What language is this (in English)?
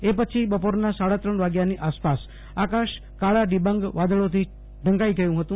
Gujarati